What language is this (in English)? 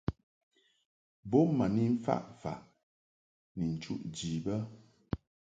Mungaka